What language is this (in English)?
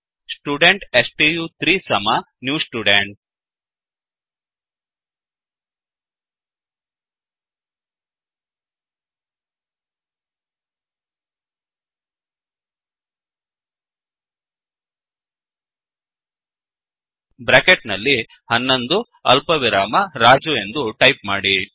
Kannada